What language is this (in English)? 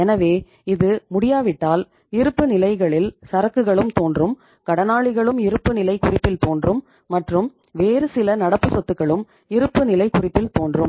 Tamil